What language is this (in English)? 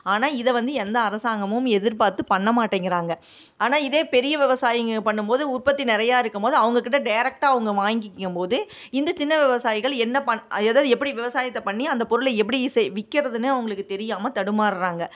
Tamil